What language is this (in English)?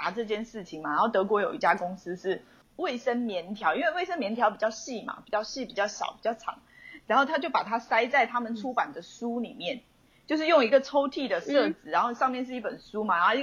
Chinese